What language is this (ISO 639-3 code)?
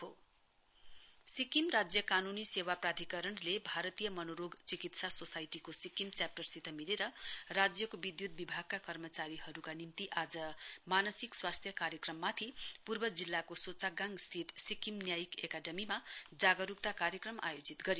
nep